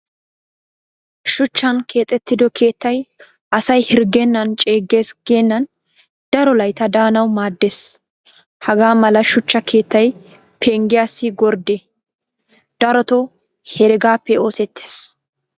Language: Wolaytta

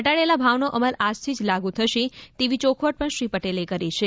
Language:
Gujarati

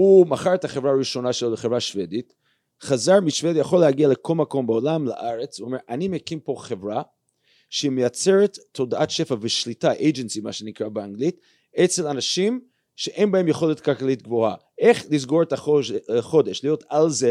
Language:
Hebrew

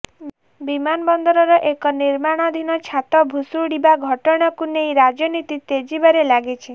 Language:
Odia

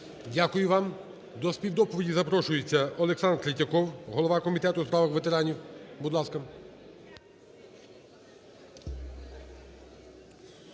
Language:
Ukrainian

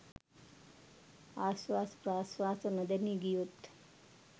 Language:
Sinhala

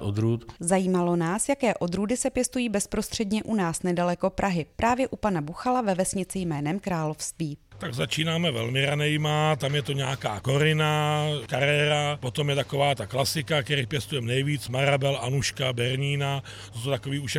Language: Czech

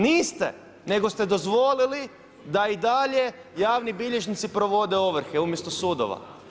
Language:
Croatian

